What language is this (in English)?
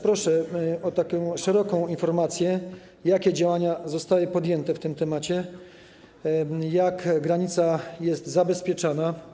Polish